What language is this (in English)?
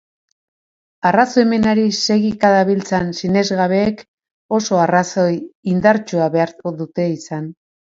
Basque